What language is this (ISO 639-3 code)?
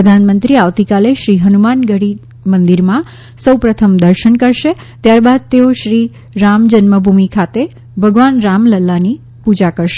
guj